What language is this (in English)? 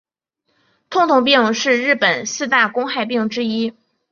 Chinese